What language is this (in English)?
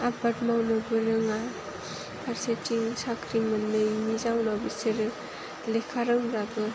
Bodo